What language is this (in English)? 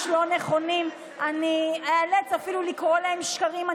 Hebrew